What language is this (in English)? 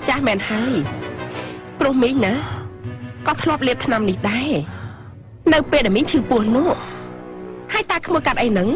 Thai